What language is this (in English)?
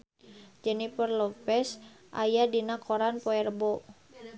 Sundanese